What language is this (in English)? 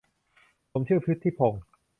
Thai